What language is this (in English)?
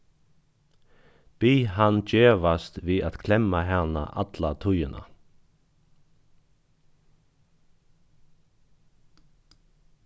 Faroese